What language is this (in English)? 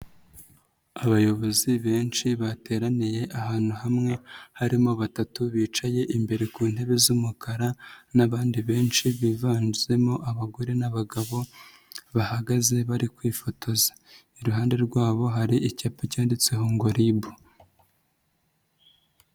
Kinyarwanda